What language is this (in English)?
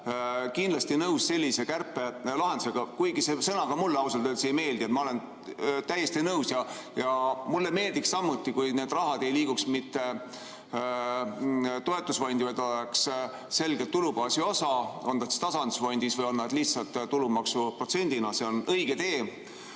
Estonian